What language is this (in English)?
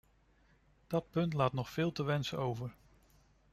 Dutch